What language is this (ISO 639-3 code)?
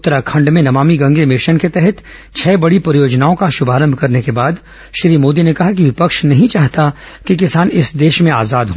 hin